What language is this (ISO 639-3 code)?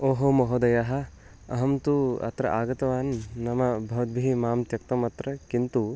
san